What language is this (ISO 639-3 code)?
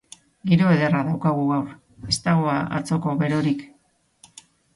eus